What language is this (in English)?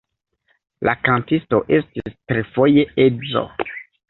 Esperanto